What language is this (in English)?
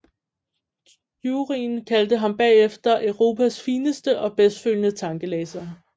Danish